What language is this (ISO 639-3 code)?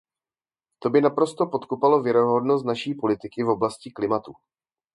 ces